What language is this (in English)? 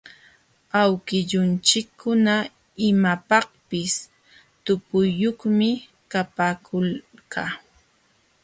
Jauja Wanca Quechua